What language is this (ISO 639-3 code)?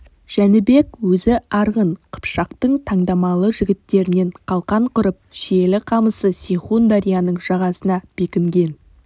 kaz